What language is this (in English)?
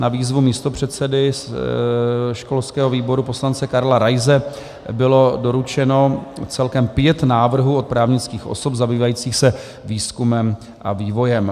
Czech